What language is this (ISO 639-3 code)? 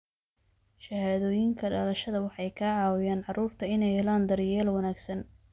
som